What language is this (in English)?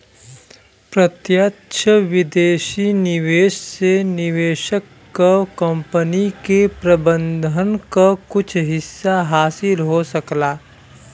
Bhojpuri